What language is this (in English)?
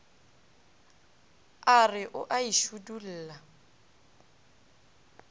Northern Sotho